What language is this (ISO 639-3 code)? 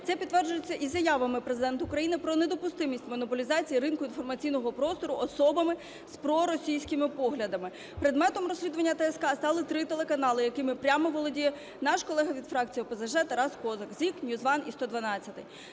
ukr